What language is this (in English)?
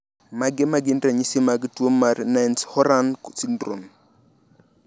Luo (Kenya and Tanzania)